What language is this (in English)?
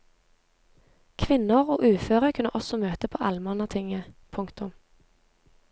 Norwegian